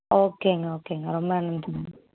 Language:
Tamil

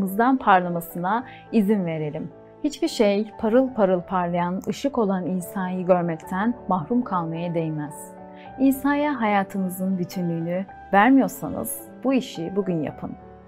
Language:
Turkish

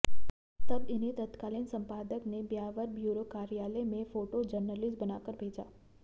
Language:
Hindi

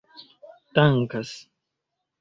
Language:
Esperanto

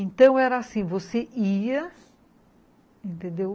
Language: Portuguese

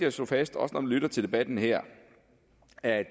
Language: Danish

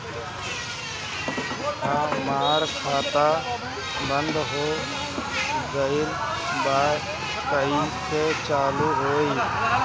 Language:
Bhojpuri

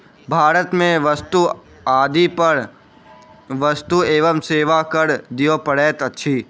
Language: Maithili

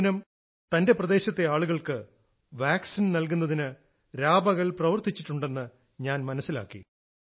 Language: Malayalam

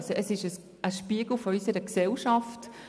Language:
Swiss German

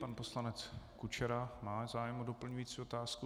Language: Czech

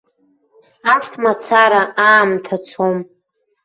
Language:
Abkhazian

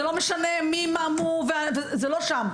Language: Hebrew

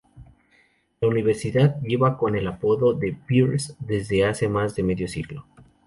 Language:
Spanish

